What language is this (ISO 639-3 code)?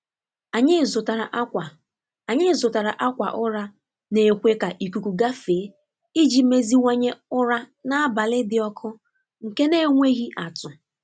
ibo